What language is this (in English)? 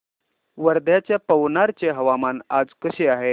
Marathi